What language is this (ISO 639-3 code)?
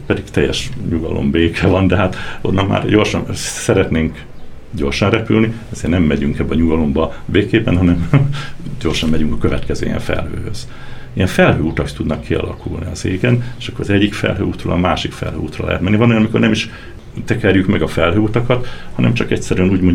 hun